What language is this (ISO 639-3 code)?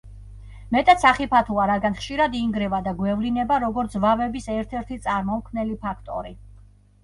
kat